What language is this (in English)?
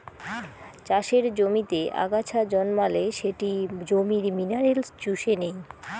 Bangla